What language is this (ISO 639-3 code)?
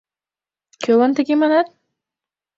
chm